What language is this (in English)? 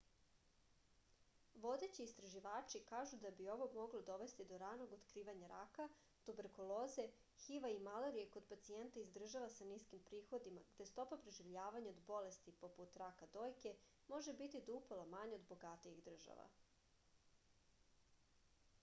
Serbian